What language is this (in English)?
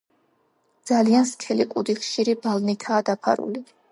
Georgian